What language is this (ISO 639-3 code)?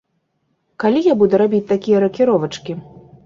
bel